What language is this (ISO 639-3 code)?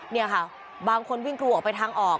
tha